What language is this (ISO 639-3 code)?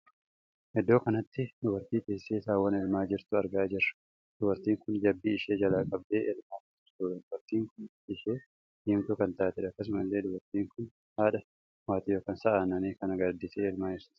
orm